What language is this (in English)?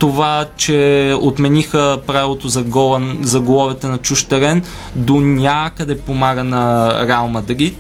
Bulgarian